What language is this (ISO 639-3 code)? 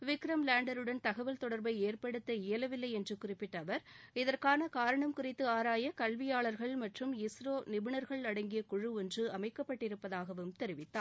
tam